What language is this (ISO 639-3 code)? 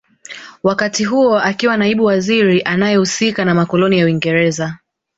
swa